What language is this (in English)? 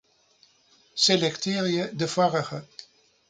Western Frisian